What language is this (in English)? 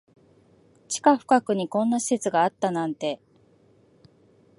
Japanese